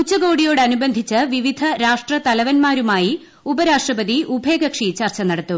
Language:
Malayalam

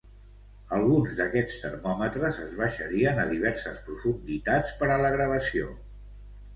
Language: Catalan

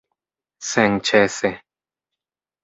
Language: Esperanto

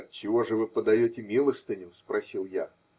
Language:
Russian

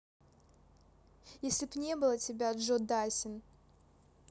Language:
Russian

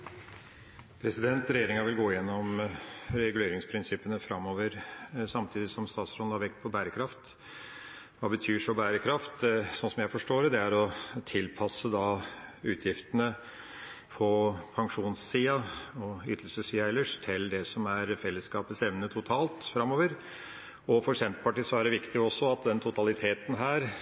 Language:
Norwegian Bokmål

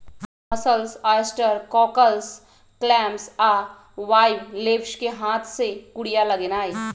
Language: Magahi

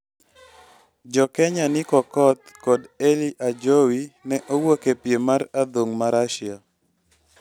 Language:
Luo (Kenya and Tanzania)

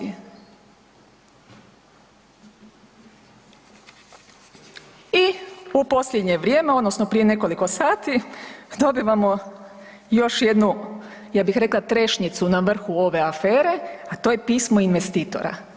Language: Croatian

